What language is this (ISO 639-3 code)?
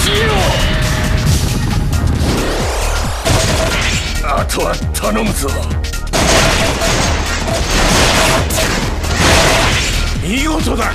jpn